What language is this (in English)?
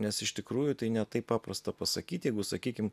Lithuanian